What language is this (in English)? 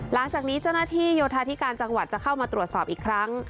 Thai